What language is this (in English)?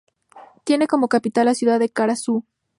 Spanish